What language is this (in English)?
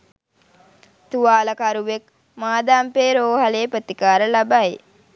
Sinhala